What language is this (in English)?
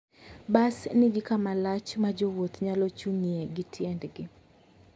Luo (Kenya and Tanzania)